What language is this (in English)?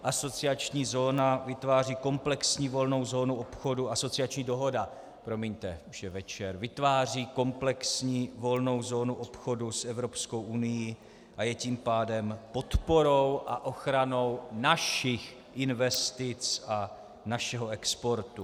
Czech